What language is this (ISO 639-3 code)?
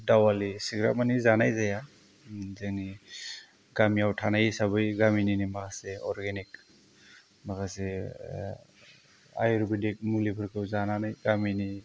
brx